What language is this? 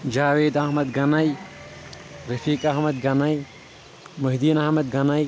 Kashmiri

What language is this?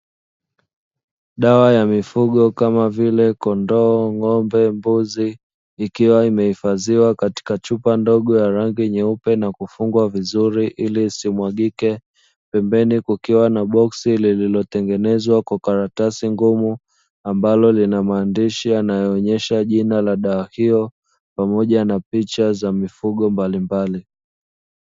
Swahili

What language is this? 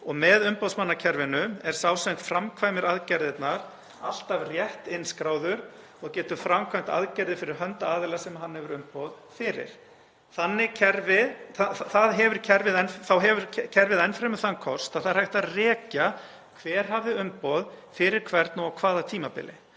Icelandic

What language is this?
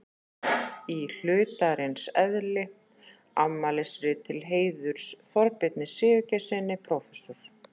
Icelandic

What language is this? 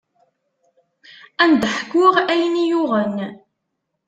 Kabyle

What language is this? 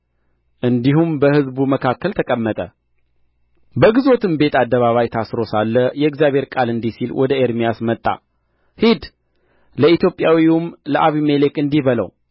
Amharic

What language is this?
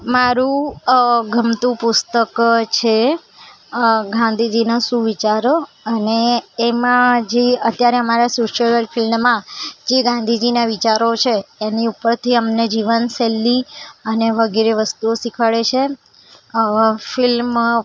Gujarati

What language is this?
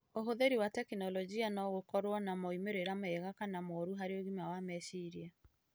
Kikuyu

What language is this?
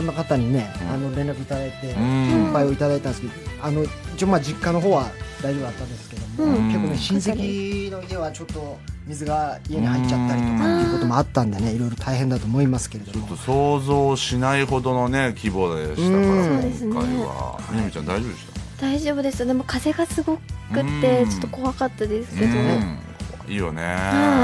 Japanese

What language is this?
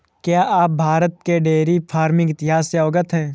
Hindi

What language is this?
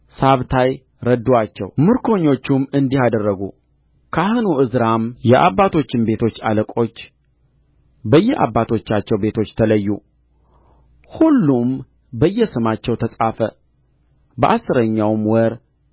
Amharic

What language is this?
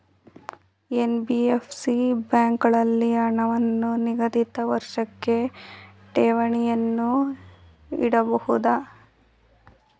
Kannada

